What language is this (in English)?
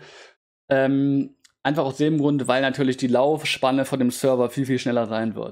German